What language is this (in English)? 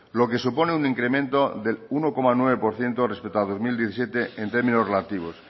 Spanish